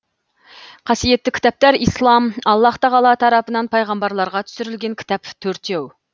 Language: Kazakh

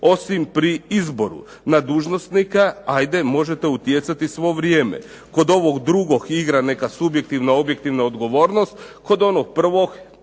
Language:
Croatian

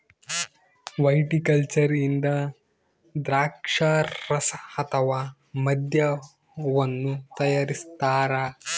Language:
Kannada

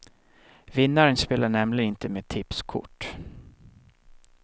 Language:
Swedish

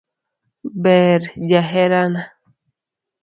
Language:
Luo (Kenya and Tanzania)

